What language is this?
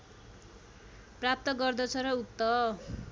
Nepali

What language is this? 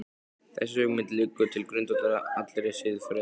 Icelandic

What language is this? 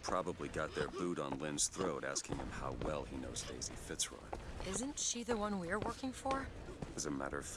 Turkish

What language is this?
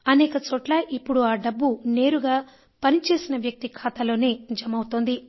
Telugu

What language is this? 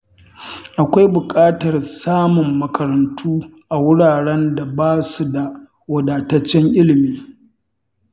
Hausa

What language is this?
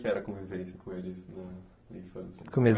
Portuguese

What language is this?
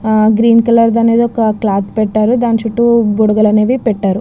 Telugu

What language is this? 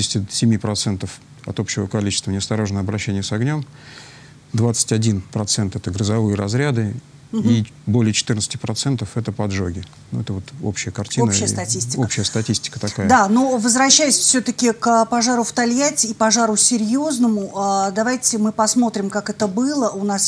Russian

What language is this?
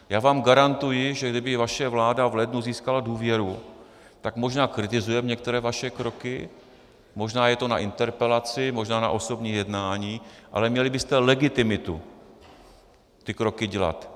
Czech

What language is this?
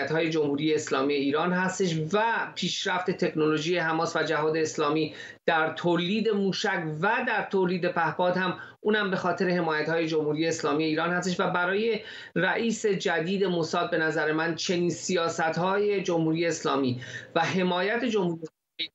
Persian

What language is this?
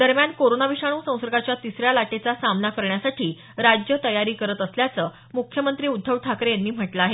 Marathi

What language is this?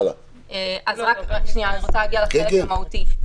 Hebrew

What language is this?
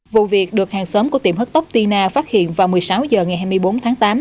Vietnamese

